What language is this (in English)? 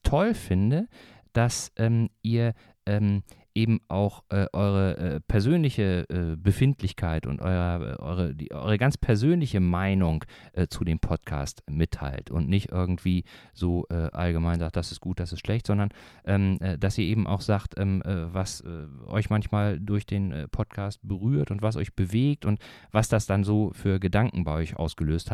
German